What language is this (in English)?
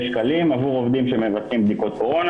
Hebrew